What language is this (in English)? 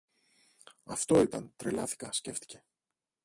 Greek